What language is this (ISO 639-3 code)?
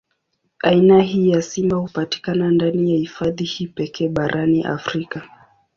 swa